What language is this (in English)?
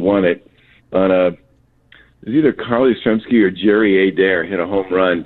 English